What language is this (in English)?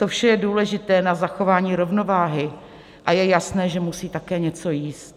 Czech